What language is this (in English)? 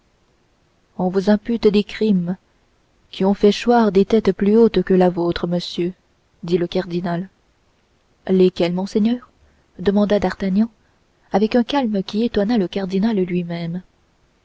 French